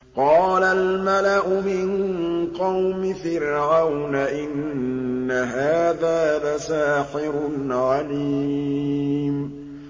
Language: Arabic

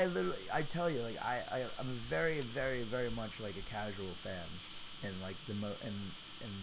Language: English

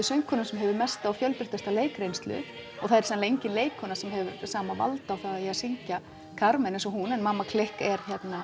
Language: Icelandic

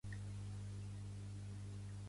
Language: Catalan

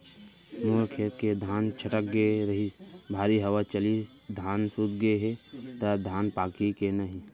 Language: Chhattisgarhi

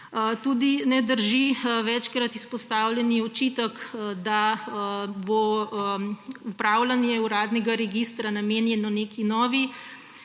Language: Slovenian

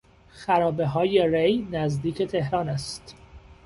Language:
Persian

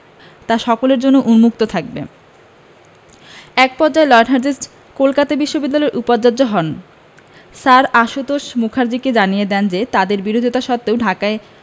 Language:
Bangla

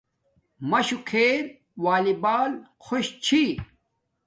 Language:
Domaaki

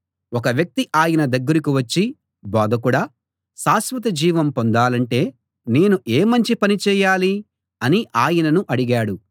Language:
Telugu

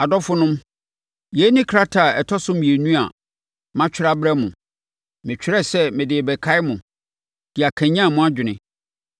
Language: Akan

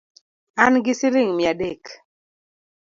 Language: Luo (Kenya and Tanzania)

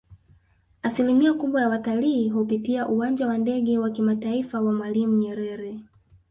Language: Swahili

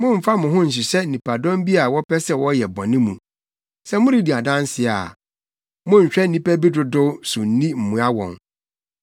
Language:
Akan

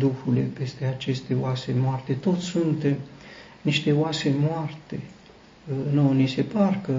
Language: Romanian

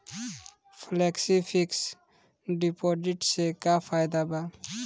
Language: Bhojpuri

